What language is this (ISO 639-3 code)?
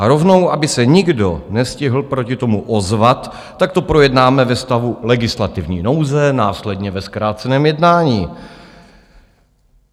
ces